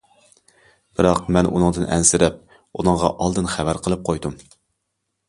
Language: Uyghur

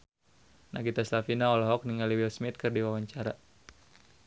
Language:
Sundanese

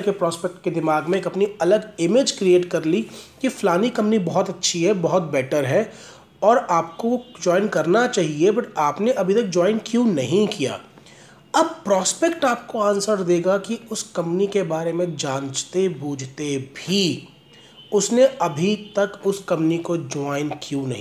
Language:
Hindi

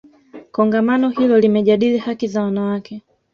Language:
Swahili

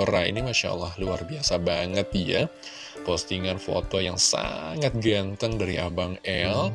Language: Indonesian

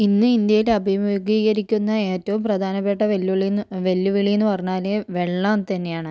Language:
Malayalam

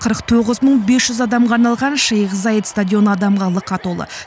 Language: Kazakh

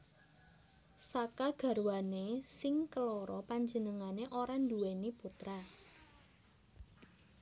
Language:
Javanese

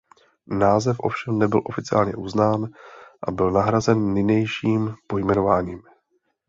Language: Czech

